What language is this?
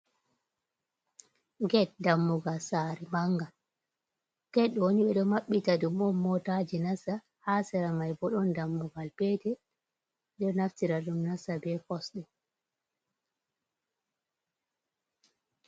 Fula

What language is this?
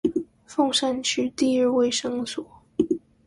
Chinese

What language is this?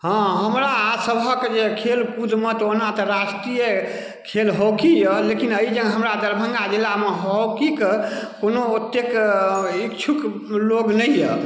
Maithili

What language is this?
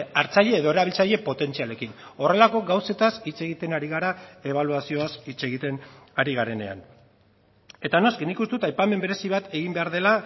Basque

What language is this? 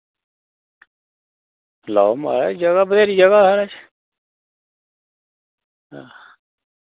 Dogri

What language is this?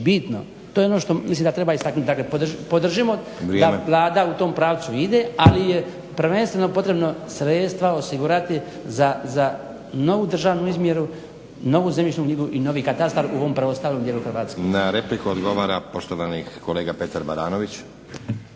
Croatian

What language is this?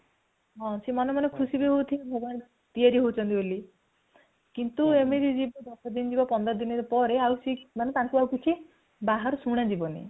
Odia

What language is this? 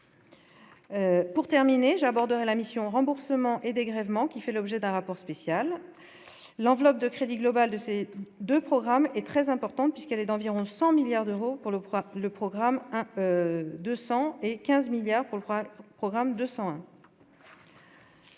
French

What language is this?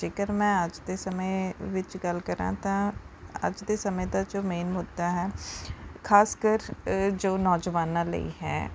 Punjabi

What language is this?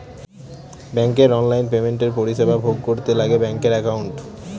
Bangla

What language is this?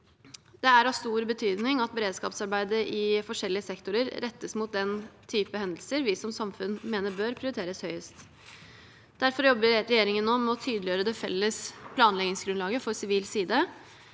Norwegian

